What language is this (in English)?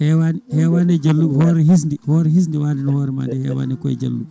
Fula